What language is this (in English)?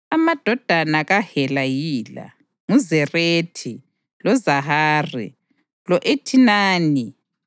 North Ndebele